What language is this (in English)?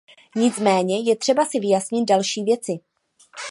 Czech